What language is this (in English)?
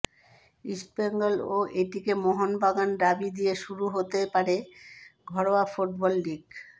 Bangla